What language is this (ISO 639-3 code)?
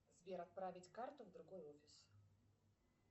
rus